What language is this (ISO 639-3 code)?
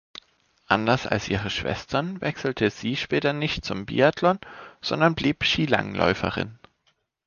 deu